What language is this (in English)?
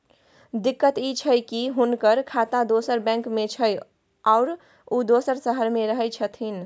Maithili